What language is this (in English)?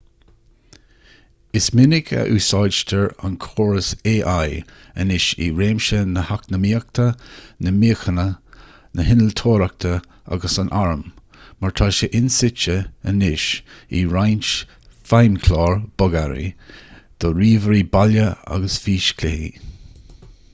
Irish